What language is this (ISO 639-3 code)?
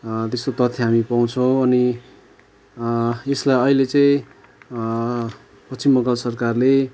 nep